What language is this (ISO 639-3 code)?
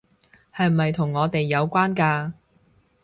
yue